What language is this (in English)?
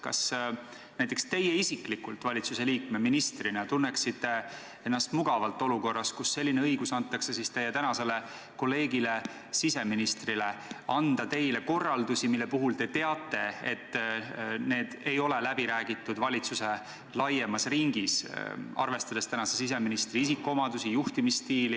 Estonian